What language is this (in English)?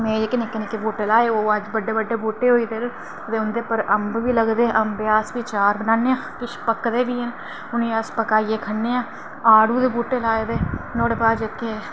Dogri